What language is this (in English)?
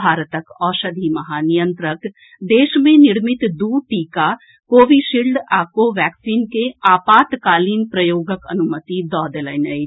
Maithili